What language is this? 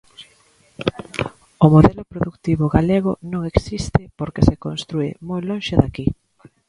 Galician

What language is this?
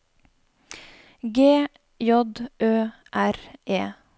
Norwegian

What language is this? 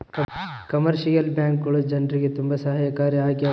Kannada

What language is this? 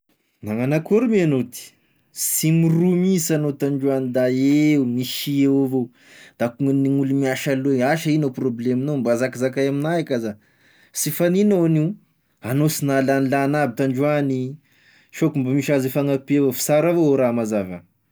Tesaka Malagasy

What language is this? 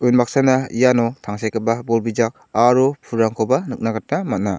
Garo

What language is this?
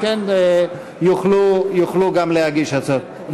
Hebrew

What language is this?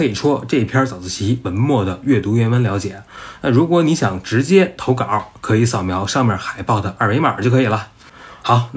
Chinese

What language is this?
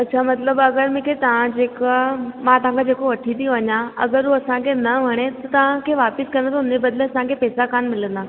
Sindhi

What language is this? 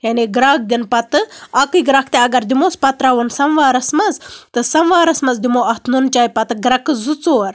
Kashmiri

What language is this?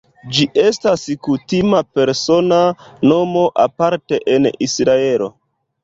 Esperanto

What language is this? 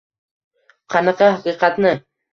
Uzbek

